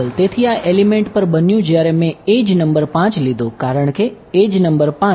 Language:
Gujarati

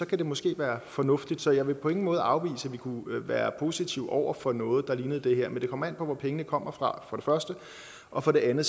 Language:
Danish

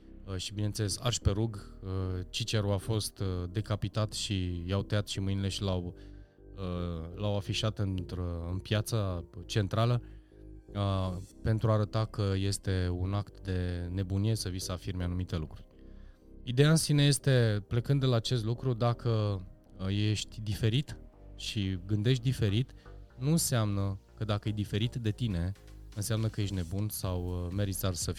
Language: Romanian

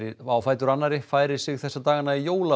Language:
Icelandic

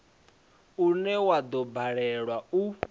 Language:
Venda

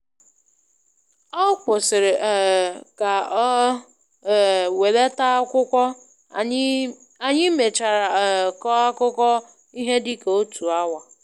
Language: Igbo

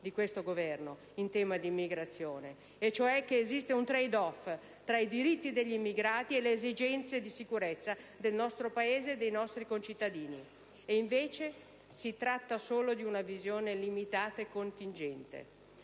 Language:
Italian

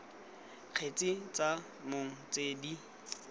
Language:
Tswana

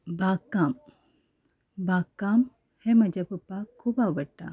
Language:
Konkani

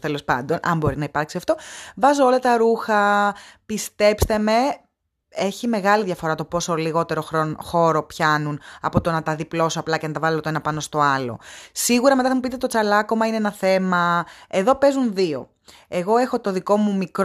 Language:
Greek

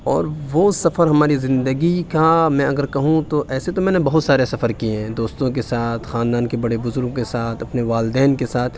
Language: Urdu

